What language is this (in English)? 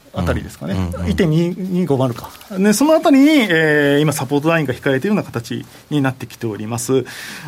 Japanese